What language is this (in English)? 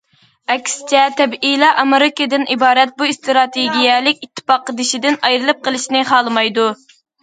Uyghur